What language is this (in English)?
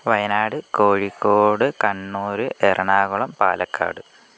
Malayalam